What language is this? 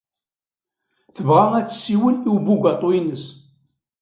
Kabyle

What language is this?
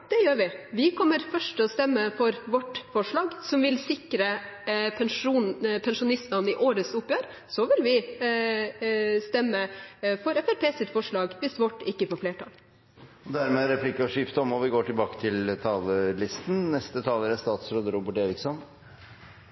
Norwegian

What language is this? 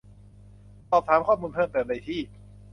Thai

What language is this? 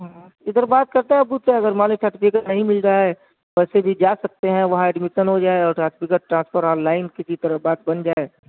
Urdu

